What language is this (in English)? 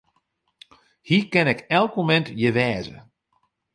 Western Frisian